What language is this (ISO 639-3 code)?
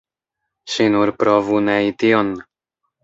epo